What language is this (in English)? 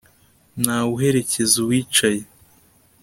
Kinyarwanda